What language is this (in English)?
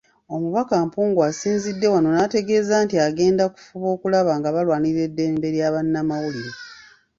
Ganda